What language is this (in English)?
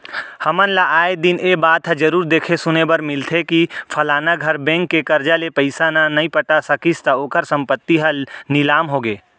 Chhattisgarhi